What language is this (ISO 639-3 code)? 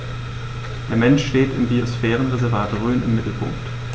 deu